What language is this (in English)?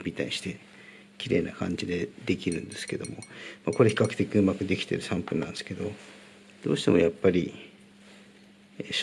Japanese